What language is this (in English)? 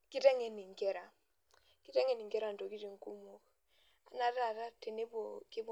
Masai